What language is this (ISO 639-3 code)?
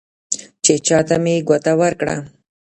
pus